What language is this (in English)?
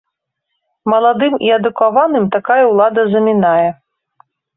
Belarusian